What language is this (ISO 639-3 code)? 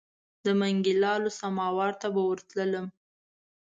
pus